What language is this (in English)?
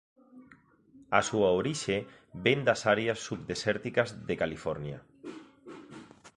Galician